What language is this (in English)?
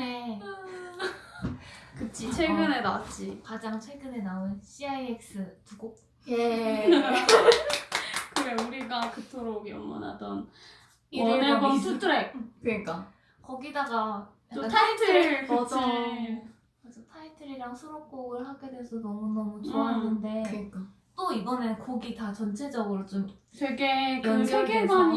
Korean